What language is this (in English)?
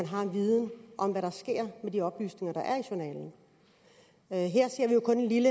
Danish